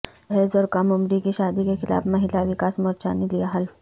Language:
Urdu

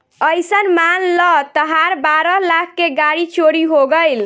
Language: Bhojpuri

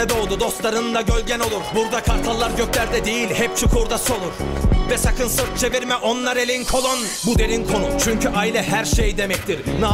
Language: Turkish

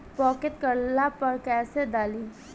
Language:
Bhojpuri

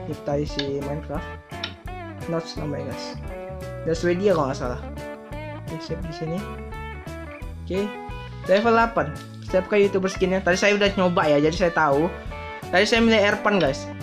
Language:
Indonesian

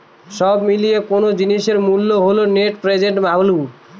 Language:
Bangla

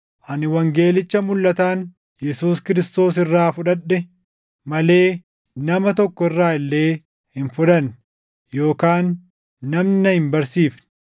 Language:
Oromo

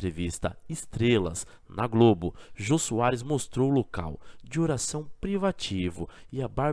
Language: Portuguese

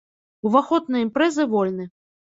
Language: Belarusian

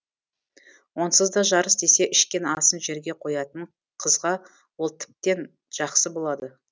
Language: Kazakh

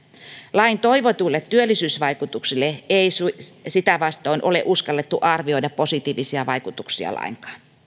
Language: Finnish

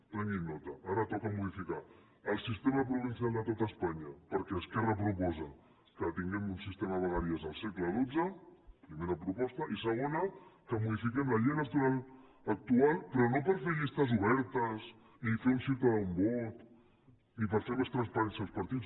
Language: Catalan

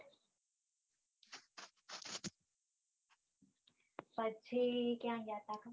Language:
Gujarati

